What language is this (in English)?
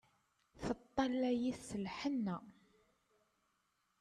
Kabyle